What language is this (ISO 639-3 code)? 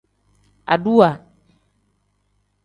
kdh